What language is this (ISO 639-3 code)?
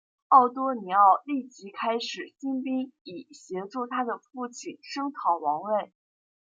zho